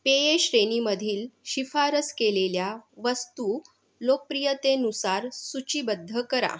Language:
Marathi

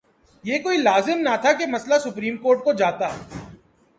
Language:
Urdu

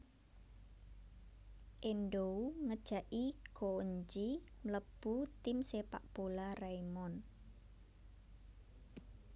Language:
Javanese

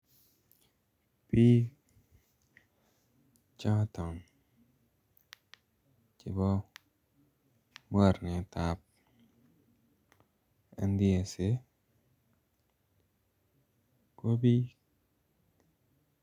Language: Kalenjin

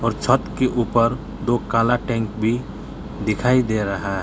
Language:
Hindi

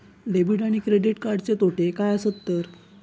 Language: Marathi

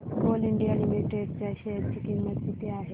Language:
Marathi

